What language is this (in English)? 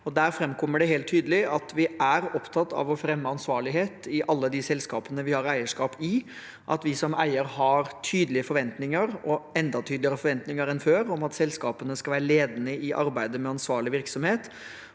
Norwegian